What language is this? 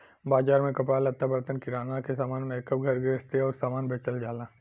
Bhojpuri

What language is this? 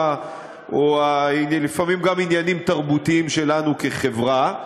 Hebrew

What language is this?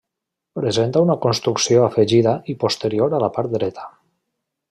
Catalan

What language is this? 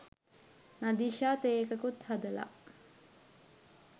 Sinhala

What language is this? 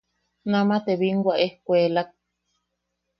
Yaqui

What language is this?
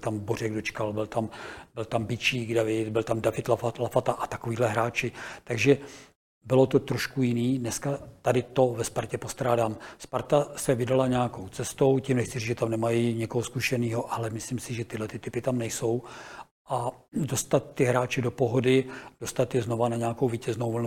Czech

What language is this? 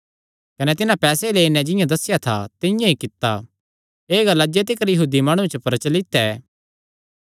Kangri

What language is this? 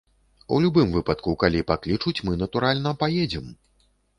Belarusian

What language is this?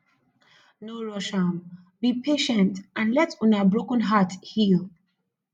Nigerian Pidgin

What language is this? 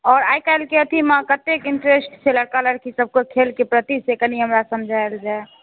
Maithili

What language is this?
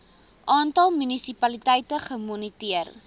Afrikaans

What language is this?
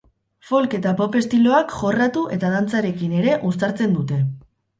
Basque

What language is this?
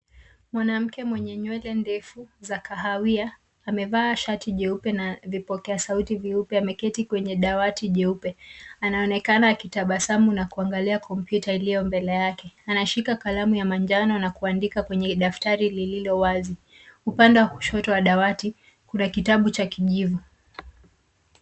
Swahili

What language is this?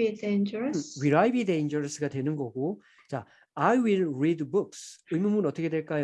Korean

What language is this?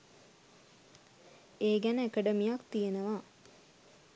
Sinhala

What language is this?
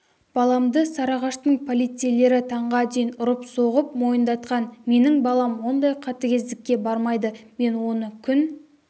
Kazakh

